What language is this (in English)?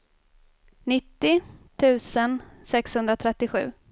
Swedish